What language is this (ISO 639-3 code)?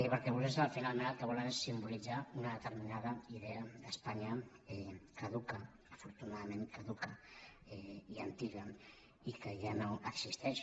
cat